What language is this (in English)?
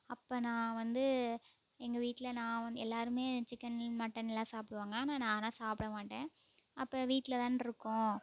Tamil